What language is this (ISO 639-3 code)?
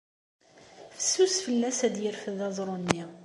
kab